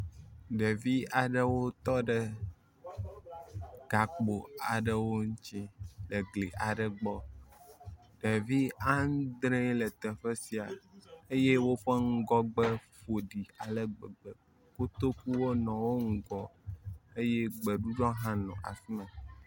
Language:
Ewe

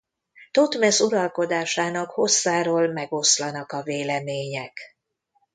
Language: Hungarian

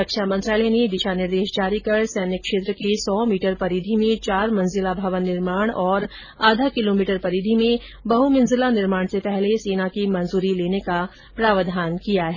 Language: Hindi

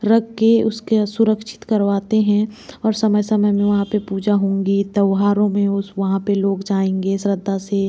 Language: Hindi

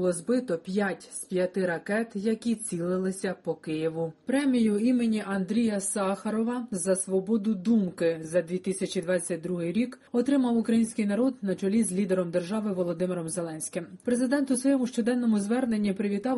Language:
Ukrainian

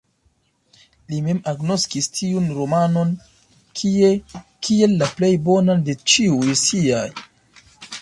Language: Esperanto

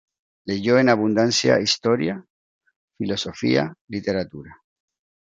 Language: Spanish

